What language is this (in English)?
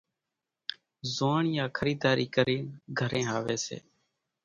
Kachi Koli